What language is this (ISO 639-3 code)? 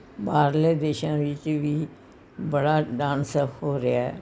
pan